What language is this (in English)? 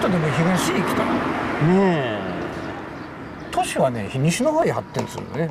Japanese